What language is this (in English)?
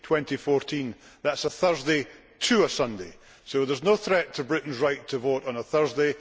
English